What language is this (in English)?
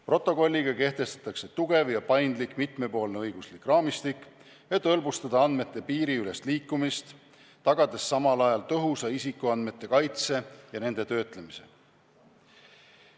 Estonian